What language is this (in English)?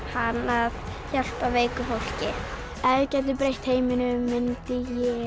Icelandic